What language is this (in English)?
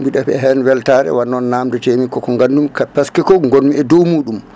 Fula